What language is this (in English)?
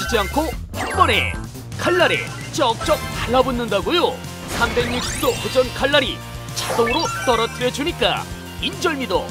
Korean